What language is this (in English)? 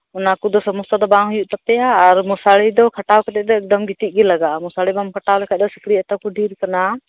Santali